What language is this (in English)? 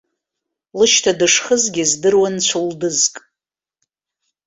Abkhazian